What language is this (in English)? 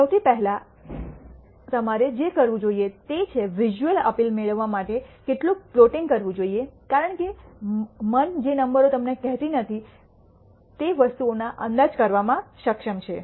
Gujarati